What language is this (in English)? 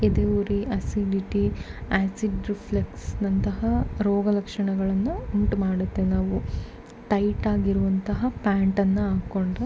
Kannada